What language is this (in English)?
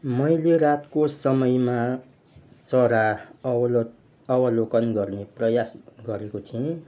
Nepali